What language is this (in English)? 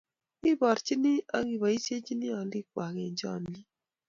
Kalenjin